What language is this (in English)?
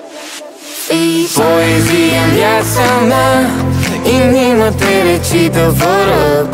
Romanian